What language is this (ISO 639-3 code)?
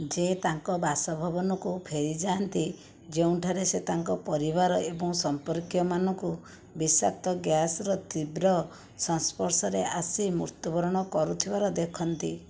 ori